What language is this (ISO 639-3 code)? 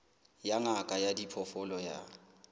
sot